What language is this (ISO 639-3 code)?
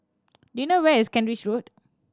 eng